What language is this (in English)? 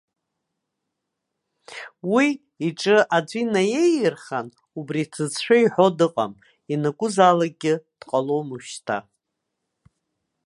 Abkhazian